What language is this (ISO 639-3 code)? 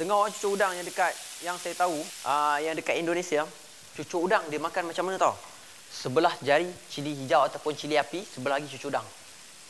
msa